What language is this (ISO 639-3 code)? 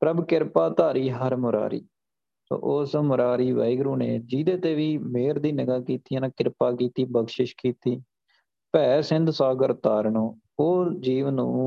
pan